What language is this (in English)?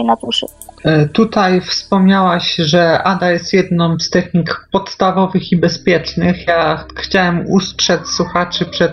Polish